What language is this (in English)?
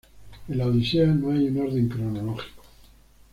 Spanish